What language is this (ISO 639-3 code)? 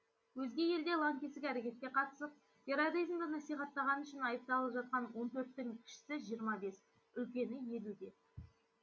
kaz